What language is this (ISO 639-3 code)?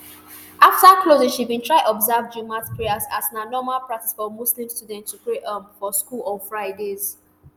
pcm